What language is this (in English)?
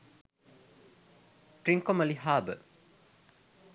Sinhala